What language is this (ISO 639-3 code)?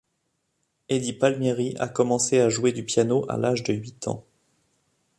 fra